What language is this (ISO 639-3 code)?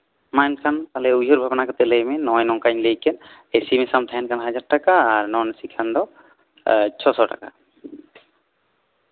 sat